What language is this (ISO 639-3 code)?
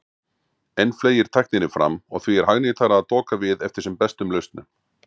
isl